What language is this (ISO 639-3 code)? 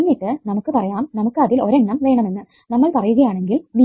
mal